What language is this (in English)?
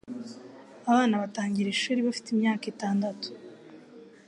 Kinyarwanda